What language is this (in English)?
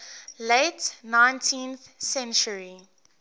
English